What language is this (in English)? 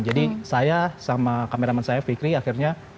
Indonesian